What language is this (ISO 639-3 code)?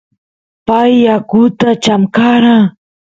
qus